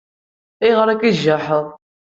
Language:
Kabyle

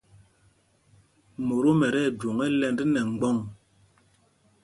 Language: Mpumpong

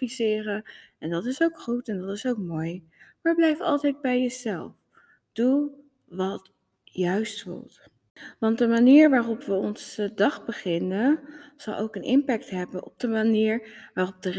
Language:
Dutch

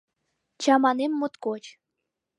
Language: Mari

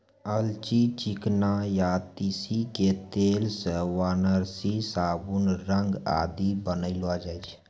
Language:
Maithili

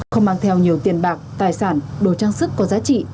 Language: Vietnamese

